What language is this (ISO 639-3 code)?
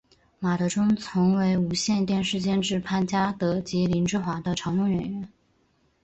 zho